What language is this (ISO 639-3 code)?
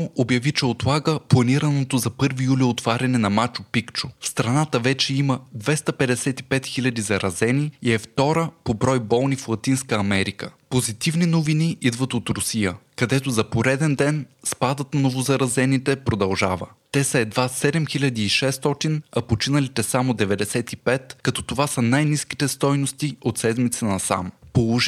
bul